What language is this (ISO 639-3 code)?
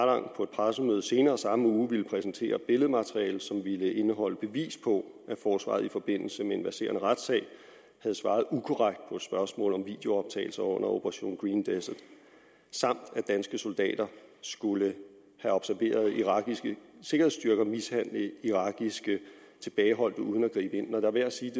dan